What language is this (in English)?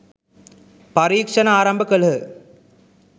Sinhala